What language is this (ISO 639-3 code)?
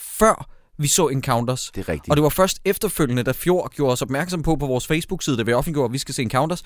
dan